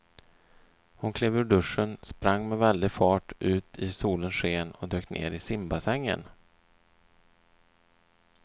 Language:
Swedish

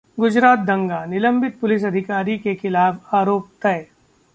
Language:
Hindi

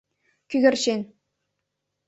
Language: Mari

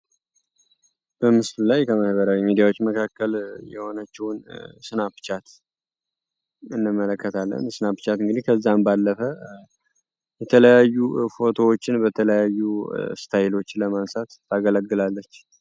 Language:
Amharic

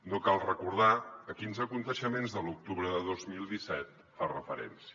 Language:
Catalan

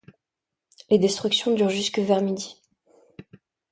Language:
French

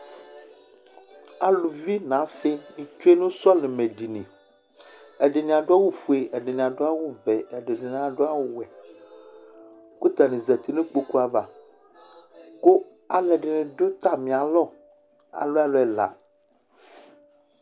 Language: Ikposo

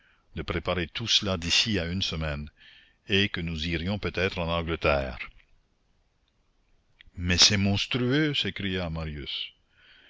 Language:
French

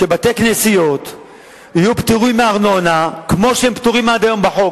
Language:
Hebrew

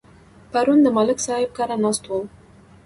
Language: Pashto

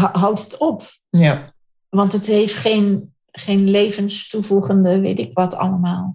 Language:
Dutch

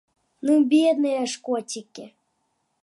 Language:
Belarusian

